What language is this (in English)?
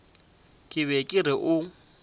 Northern Sotho